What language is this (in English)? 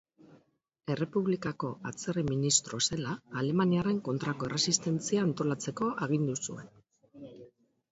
Basque